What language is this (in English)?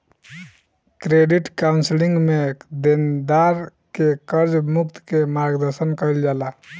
Bhojpuri